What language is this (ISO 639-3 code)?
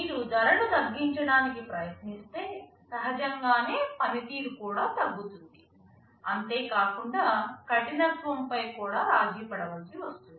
tel